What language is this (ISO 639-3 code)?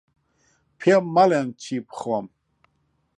ckb